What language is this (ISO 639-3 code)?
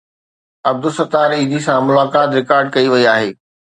snd